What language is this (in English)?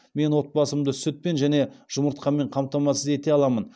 Kazakh